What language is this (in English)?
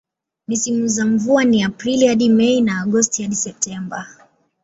Swahili